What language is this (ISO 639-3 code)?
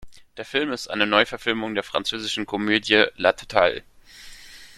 deu